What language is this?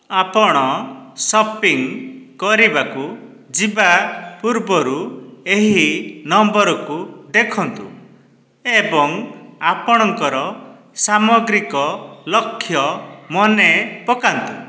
Odia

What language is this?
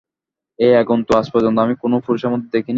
Bangla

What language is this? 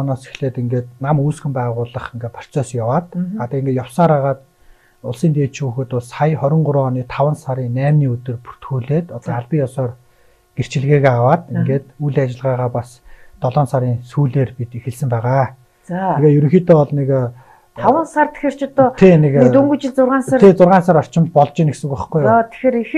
Turkish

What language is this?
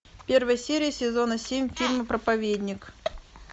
Russian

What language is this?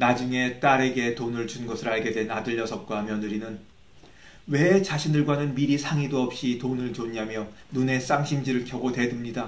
Korean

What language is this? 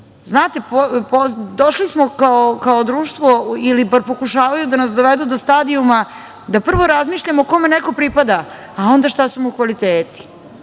Serbian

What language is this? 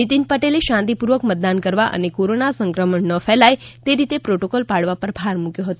Gujarati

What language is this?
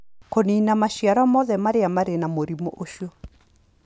Kikuyu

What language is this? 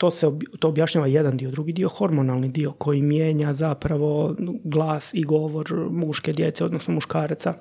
Croatian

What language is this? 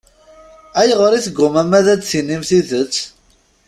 Kabyle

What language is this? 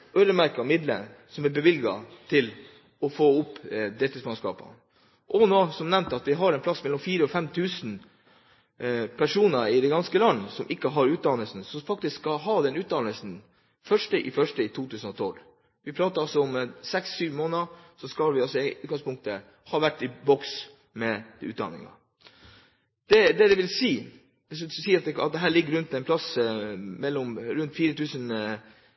Norwegian Bokmål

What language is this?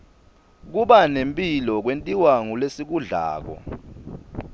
Swati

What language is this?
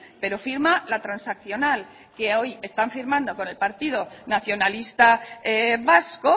Spanish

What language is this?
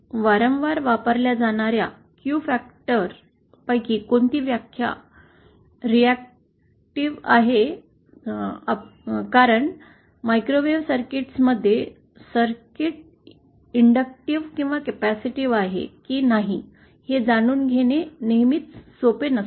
Marathi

